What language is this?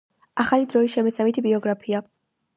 Georgian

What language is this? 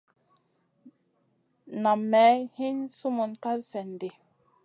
Masana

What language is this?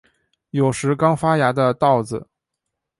Chinese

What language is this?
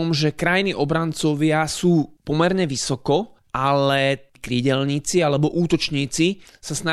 Slovak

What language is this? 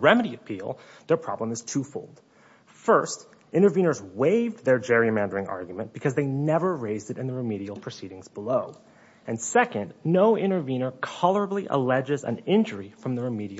English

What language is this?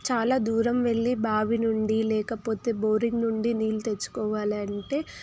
Telugu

